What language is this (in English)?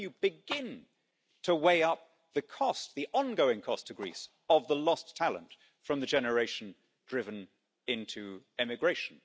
English